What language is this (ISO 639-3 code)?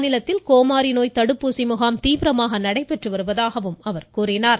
tam